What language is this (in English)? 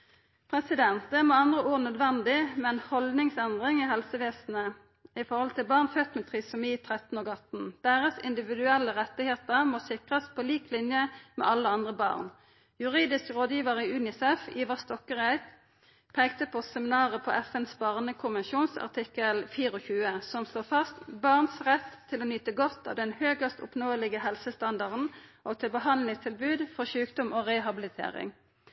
Norwegian Nynorsk